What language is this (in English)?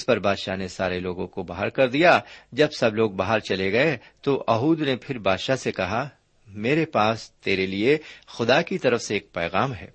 Urdu